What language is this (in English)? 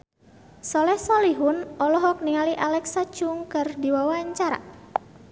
Sundanese